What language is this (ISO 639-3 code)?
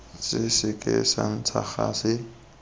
tsn